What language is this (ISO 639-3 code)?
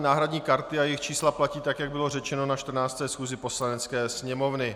ces